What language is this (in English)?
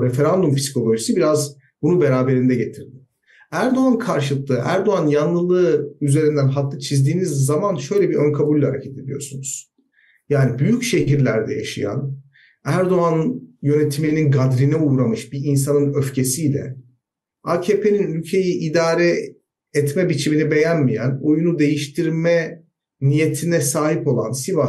Turkish